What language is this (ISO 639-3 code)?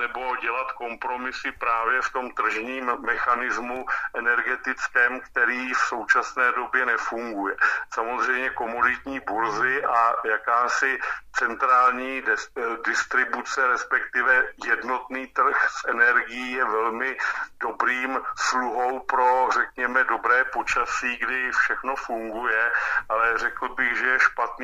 ces